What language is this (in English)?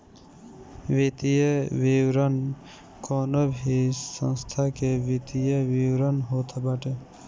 Bhojpuri